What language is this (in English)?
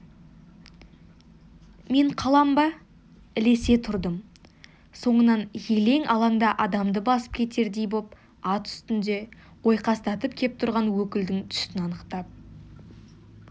Kazakh